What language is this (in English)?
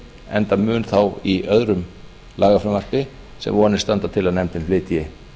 Icelandic